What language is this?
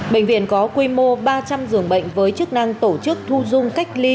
Vietnamese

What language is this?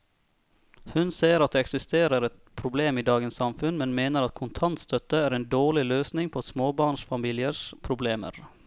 Norwegian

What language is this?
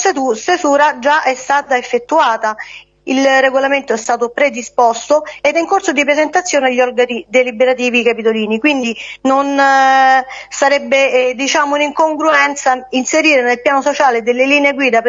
Italian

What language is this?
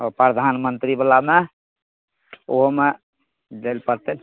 Maithili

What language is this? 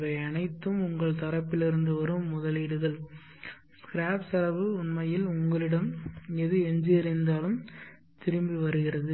Tamil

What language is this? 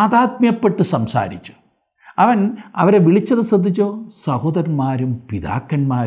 Malayalam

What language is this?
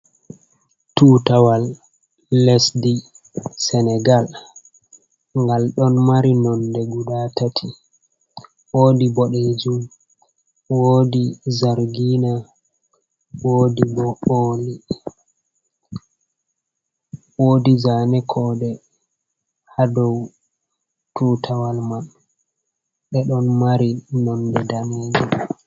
Fula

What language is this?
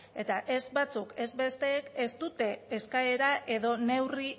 Basque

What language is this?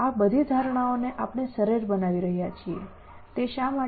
Gujarati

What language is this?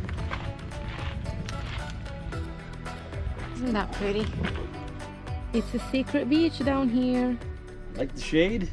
English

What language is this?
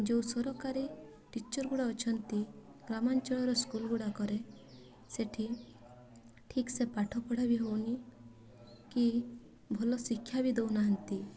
Odia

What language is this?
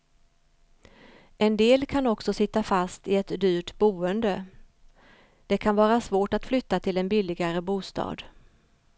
Swedish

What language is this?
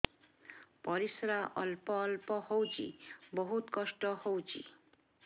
Odia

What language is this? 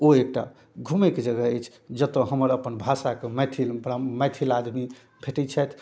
Maithili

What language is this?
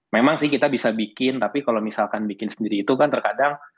Indonesian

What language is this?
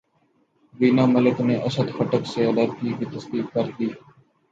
Urdu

